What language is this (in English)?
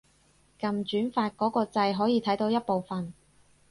Cantonese